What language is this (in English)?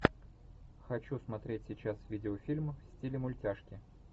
Russian